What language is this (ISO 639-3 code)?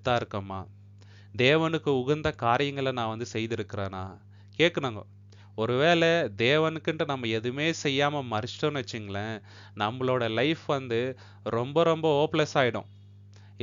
tam